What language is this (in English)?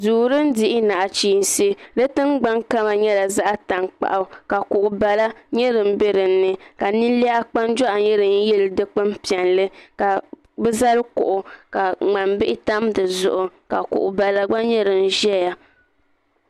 Dagbani